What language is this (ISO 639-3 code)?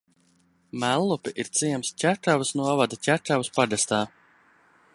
lav